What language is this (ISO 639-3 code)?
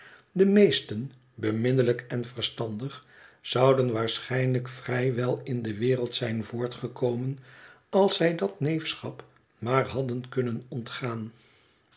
nld